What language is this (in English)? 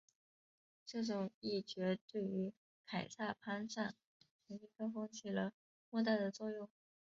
Chinese